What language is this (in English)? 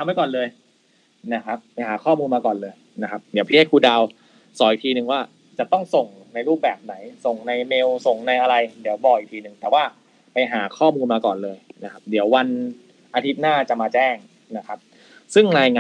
Thai